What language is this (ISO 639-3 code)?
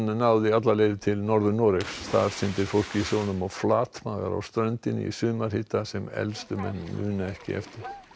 isl